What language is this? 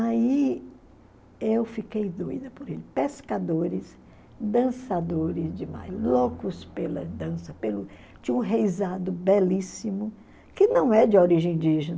Portuguese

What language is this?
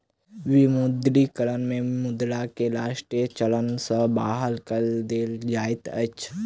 Maithili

